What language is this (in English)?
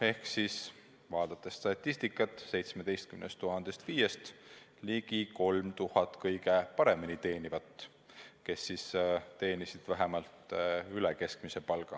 Estonian